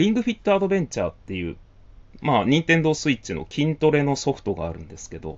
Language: Japanese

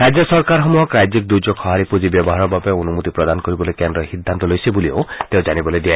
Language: Assamese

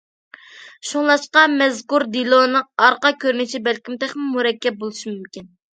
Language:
Uyghur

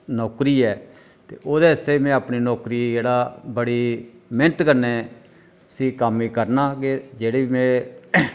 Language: Dogri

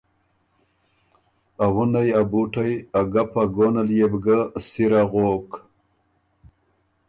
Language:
Ormuri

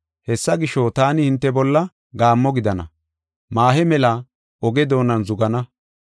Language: Gofa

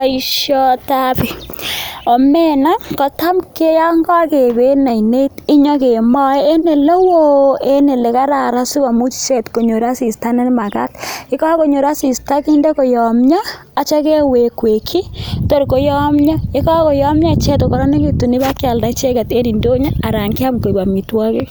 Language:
Kalenjin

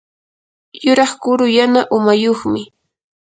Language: Yanahuanca Pasco Quechua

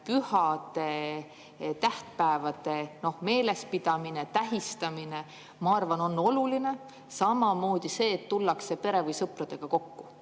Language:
Estonian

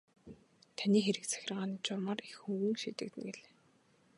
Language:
Mongolian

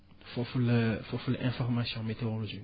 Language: Wolof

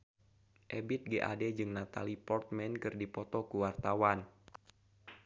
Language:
Sundanese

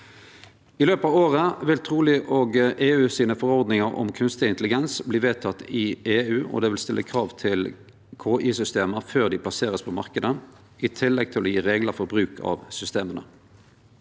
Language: Norwegian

